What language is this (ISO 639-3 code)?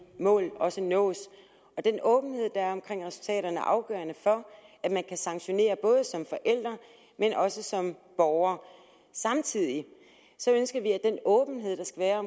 dan